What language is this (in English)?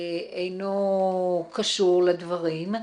Hebrew